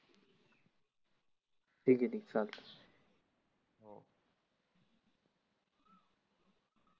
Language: Marathi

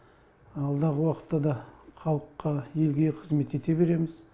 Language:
Kazakh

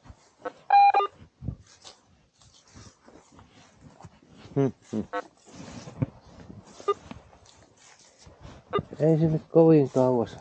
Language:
Finnish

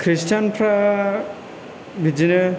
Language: Bodo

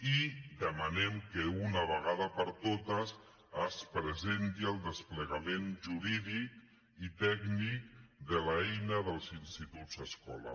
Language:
Catalan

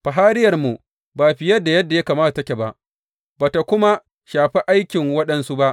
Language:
Hausa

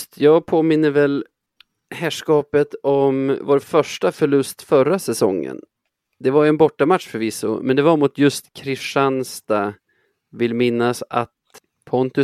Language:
Swedish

